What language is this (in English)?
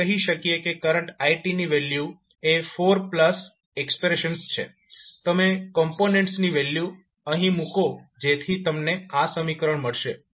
Gujarati